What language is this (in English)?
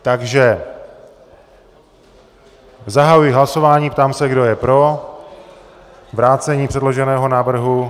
Czech